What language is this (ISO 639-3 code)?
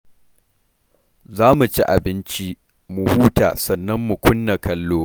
hau